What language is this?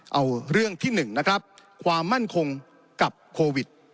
Thai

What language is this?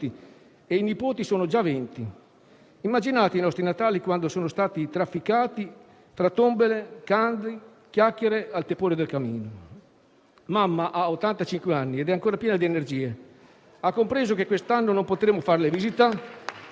Italian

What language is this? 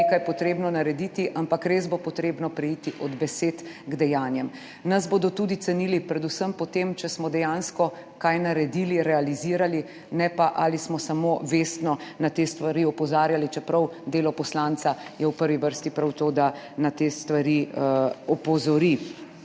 Slovenian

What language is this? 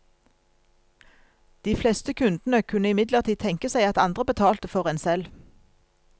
Norwegian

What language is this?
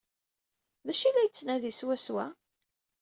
Kabyle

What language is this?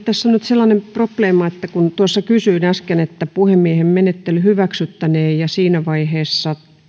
Finnish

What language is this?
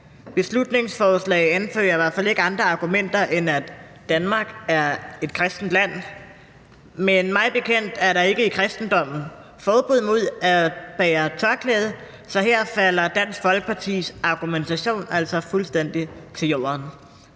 Danish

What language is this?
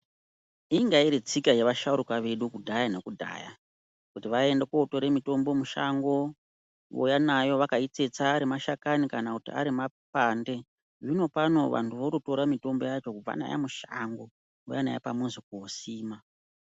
Ndau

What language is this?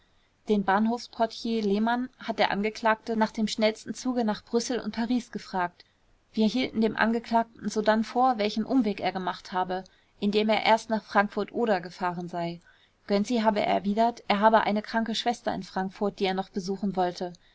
German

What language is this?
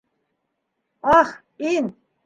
Bashkir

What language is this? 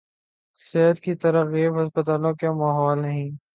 Urdu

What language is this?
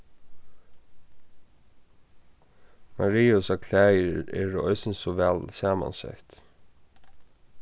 Faroese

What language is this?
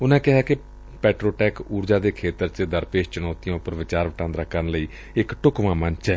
Punjabi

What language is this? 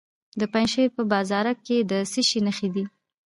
Pashto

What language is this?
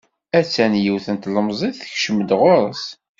Kabyle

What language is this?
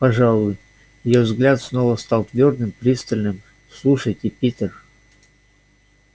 Russian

